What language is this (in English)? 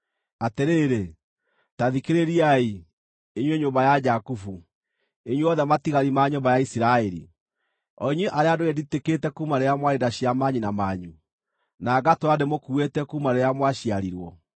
Kikuyu